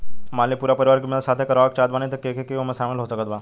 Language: Bhojpuri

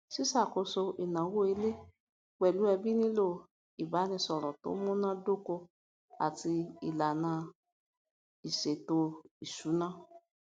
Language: Yoruba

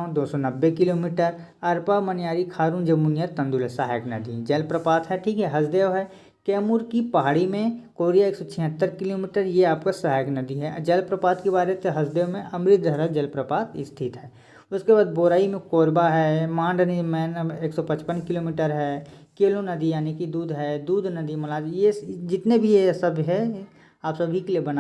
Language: Hindi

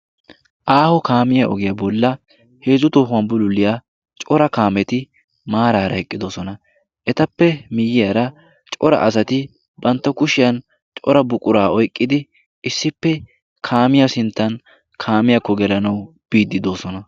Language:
Wolaytta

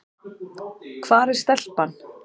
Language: Icelandic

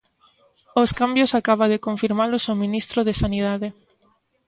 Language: Galician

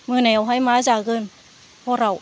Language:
Bodo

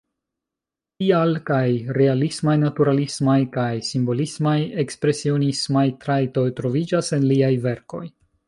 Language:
Esperanto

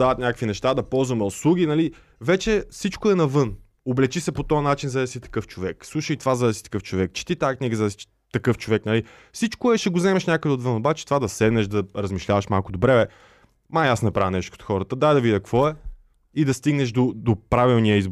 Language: Bulgarian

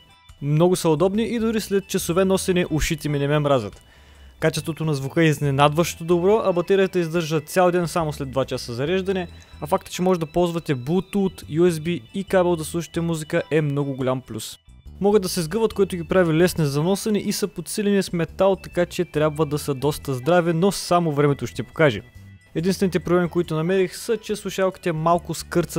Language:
Bulgarian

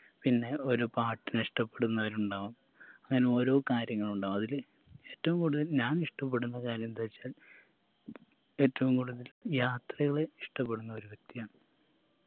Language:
Malayalam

